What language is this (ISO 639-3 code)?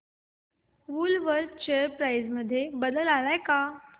mar